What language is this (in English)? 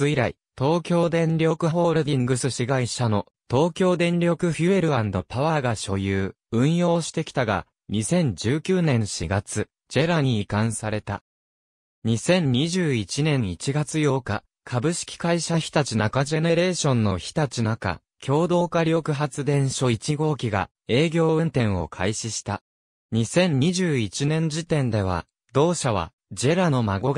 Japanese